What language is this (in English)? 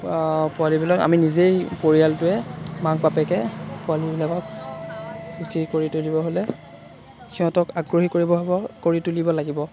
Assamese